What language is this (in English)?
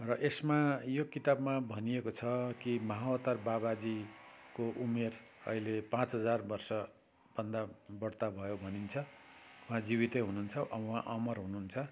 Nepali